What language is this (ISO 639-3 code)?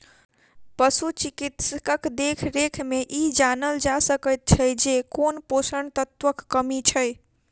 mai